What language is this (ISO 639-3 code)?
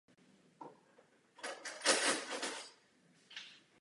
ces